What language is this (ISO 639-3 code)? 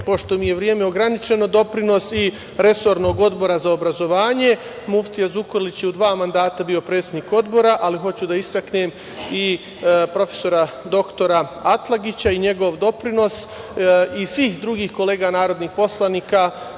srp